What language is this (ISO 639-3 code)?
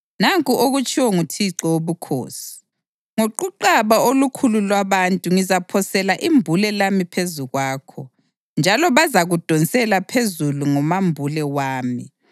nde